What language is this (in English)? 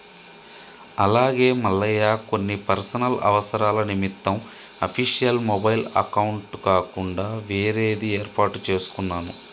Telugu